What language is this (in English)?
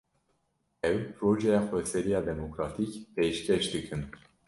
Kurdish